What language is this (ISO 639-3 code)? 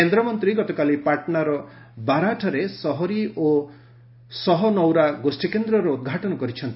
ori